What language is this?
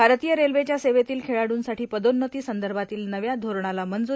Marathi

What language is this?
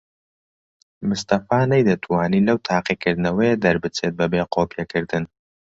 Central Kurdish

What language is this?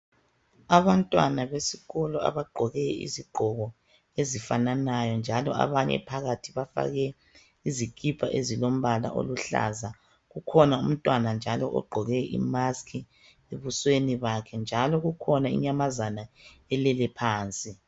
North Ndebele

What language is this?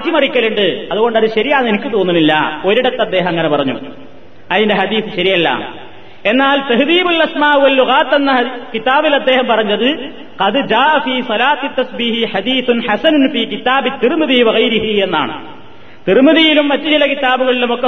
Malayalam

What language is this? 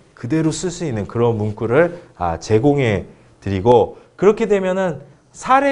Korean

